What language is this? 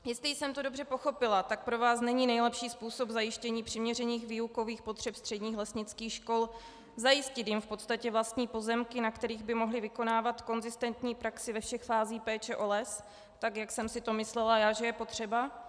Czech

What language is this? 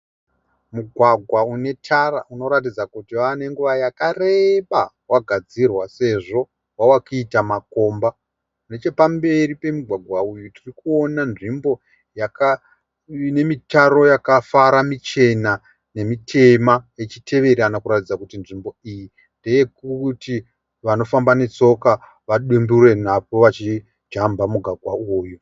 Shona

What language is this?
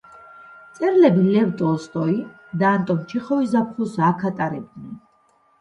Georgian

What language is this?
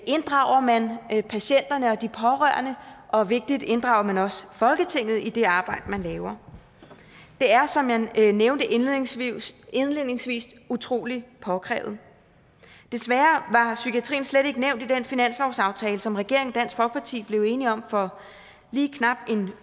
Danish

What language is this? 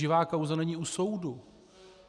Czech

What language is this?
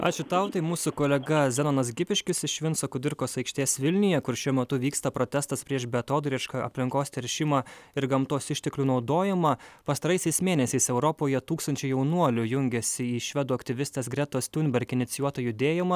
Lithuanian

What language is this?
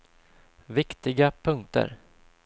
Swedish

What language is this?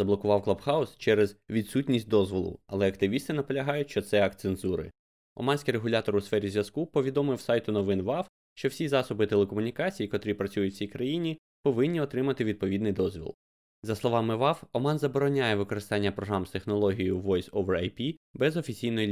Ukrainian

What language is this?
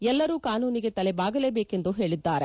Kannada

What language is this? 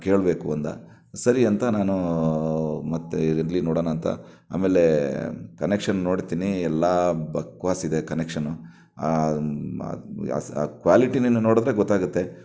Kannada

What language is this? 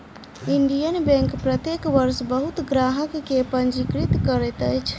Maithili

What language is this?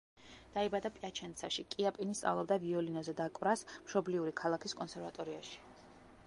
Georgian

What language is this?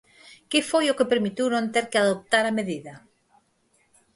Galician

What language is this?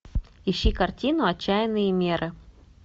Russian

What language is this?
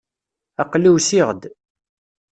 Kabyle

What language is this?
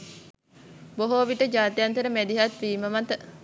Sinhala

